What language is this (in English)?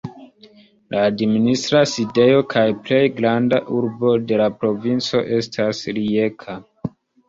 Esperanto